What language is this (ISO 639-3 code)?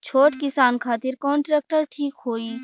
bho